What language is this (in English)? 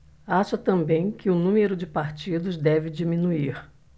Portuguese